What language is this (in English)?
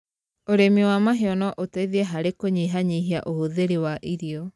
Kikuyu